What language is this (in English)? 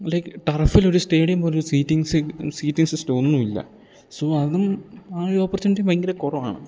Malayalam